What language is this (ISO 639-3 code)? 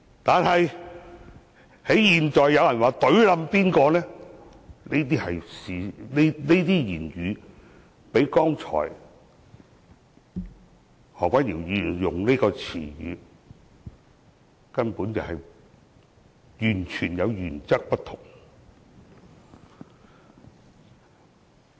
yue